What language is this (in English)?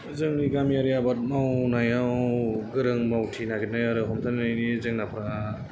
Bodo